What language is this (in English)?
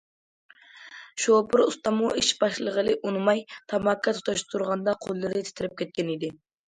Uyghur